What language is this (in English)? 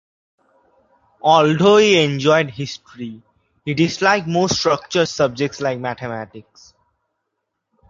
English